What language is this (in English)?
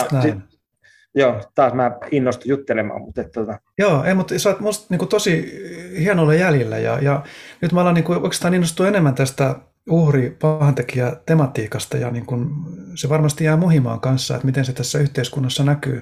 Finnish